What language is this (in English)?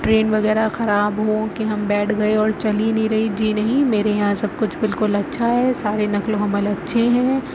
Urdu